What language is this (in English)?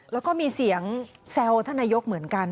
Thai